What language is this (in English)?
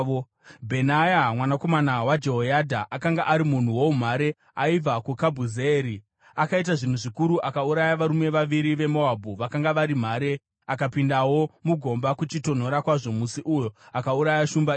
Shona